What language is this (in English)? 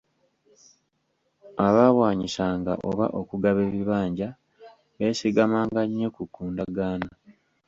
Ganda